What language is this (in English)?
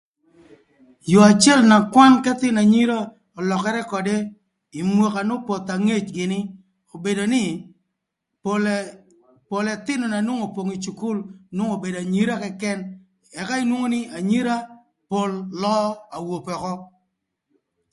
Thur